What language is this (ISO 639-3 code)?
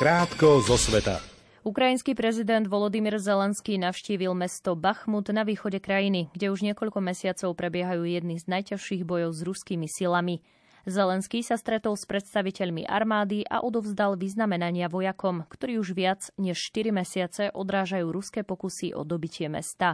slk